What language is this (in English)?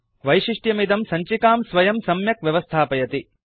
Sanskrit